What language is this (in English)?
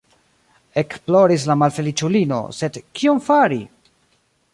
Esperanto